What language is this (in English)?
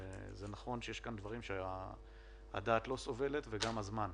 Hebrew